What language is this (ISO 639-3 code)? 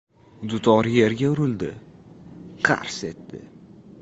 uzb